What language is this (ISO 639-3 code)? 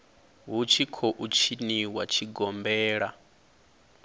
ven